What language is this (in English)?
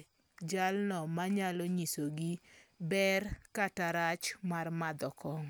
Luo (Kenya and Tanzania)